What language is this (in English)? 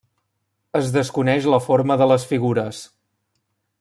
Catalan